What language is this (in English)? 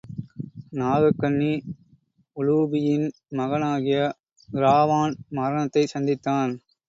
Tamil